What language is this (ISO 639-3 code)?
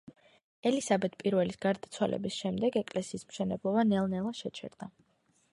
kat